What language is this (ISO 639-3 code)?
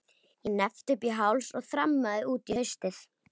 isl